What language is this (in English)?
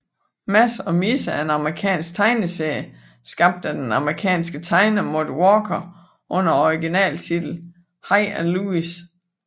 Danish